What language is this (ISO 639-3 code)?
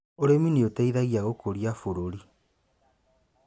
kik